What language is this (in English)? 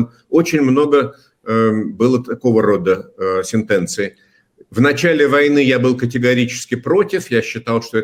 Russian